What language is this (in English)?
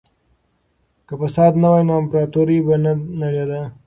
Pashto